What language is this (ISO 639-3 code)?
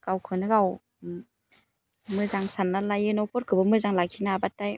brx